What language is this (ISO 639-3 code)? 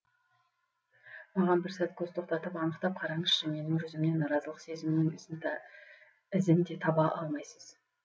kaz